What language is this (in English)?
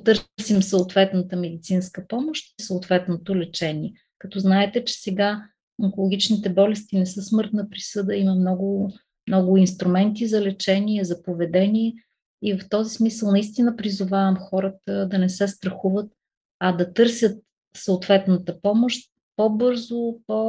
Bulgarian